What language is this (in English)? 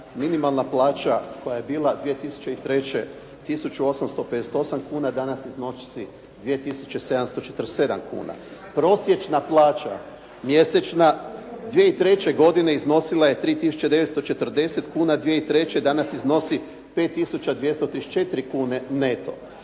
Croatian